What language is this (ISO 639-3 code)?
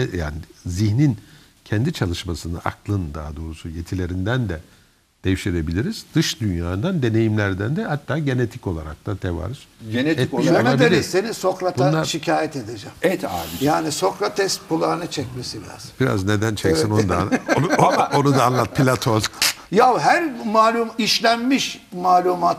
tur